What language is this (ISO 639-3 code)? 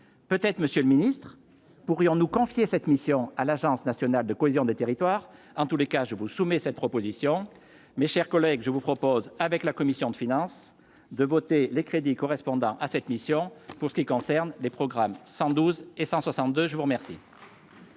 fra